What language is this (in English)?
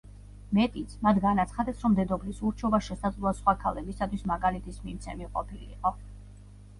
Georgian